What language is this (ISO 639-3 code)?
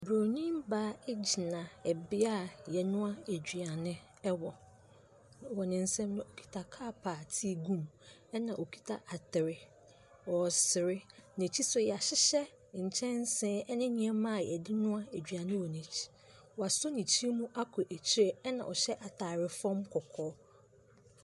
aka